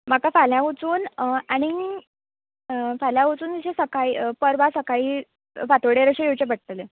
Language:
Konkani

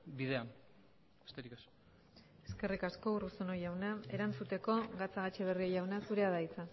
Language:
Basque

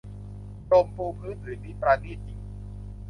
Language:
Thai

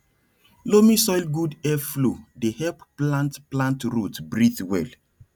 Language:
Nigerian Pidgin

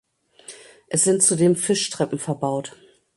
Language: German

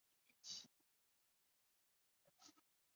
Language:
Chinese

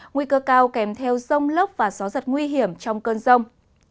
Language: Vietnamese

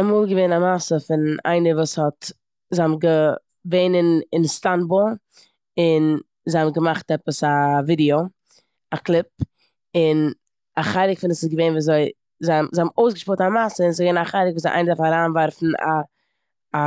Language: Yiddish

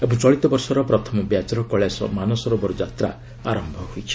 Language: Odia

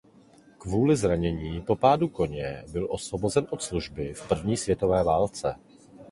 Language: Czech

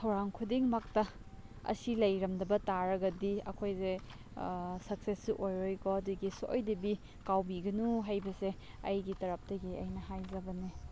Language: Manipuri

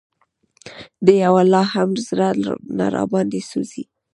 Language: Pashto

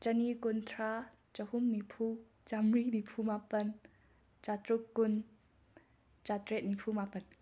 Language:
Manipuri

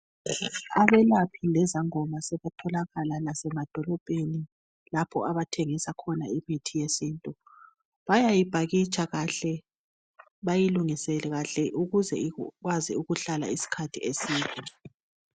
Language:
North Ndebele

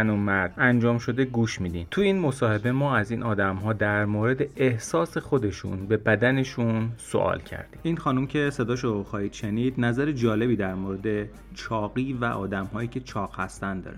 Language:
Persian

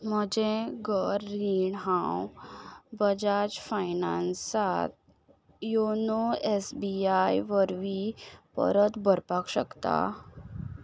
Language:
Konkani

